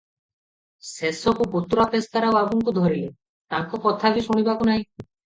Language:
Odia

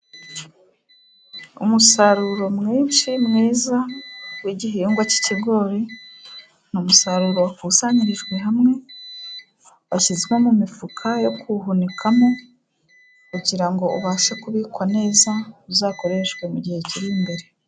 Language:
Kinyarwanda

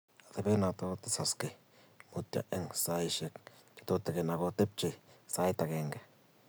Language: Kalenjin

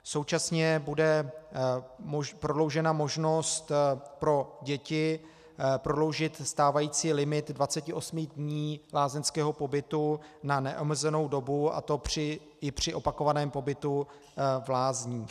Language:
Czech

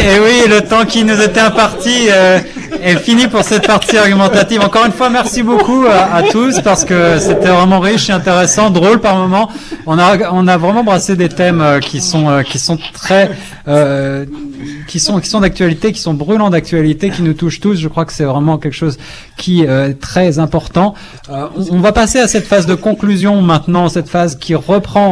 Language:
French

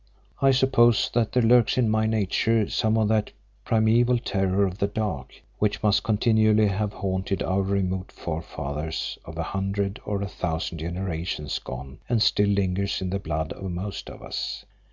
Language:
English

